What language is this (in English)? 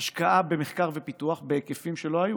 Hebrew